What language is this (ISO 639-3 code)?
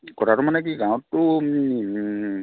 asm